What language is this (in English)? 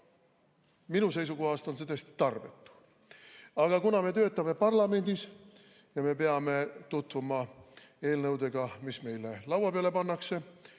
Estonian